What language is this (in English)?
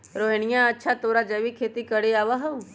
Magahi